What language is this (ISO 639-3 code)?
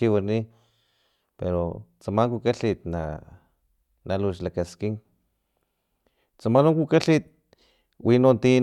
tlp